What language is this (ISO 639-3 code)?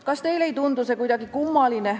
est